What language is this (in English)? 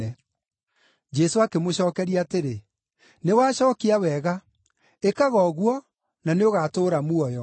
Kikuyu